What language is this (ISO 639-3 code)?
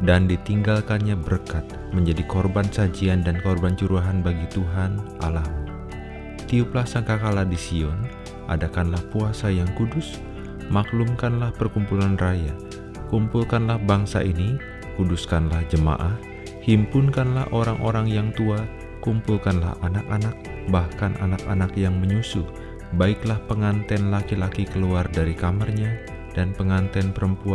ind